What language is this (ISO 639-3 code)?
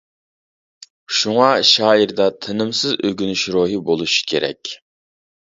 uig